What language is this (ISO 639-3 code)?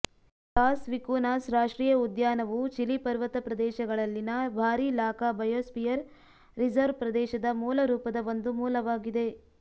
kan